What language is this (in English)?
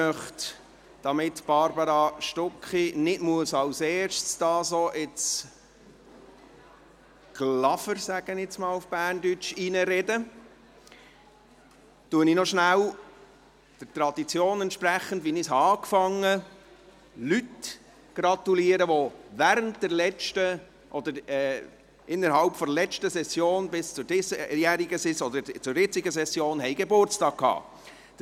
Swiss German